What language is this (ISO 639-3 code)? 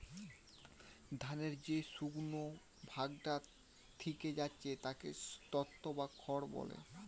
ben